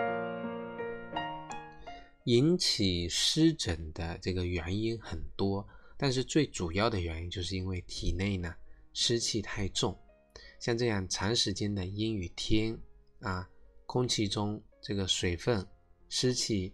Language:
Chinese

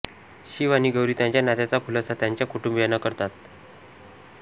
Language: Marathi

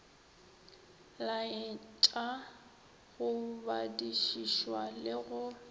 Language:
Northern Sotho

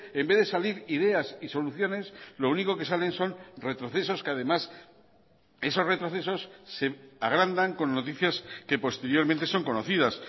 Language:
Spanish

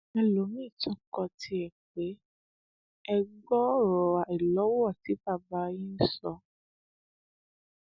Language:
Yoruba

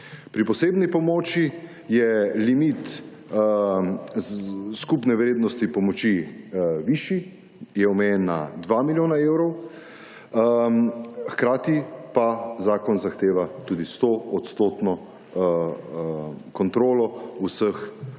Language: Slovenian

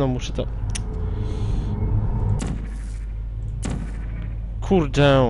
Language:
Polish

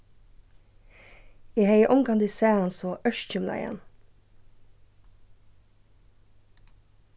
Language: Faroese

